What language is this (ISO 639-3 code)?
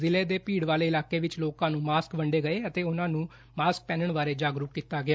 pan